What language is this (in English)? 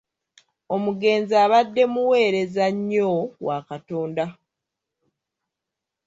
Ganda